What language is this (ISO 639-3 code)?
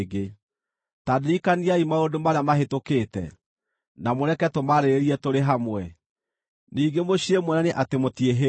kik